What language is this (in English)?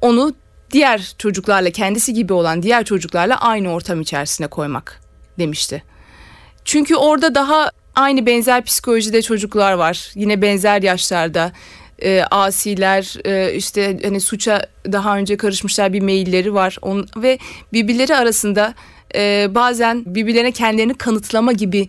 Turkish